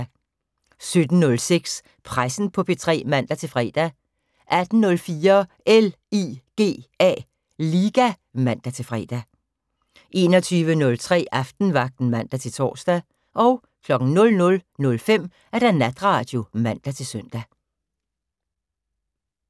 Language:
Danish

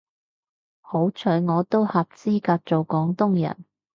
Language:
Cantonese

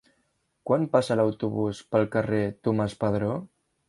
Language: Catalan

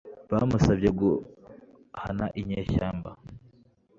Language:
Kinyarwanda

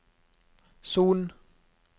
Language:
Norwegian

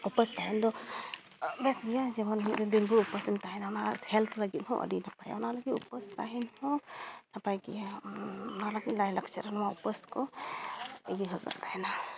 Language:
Santali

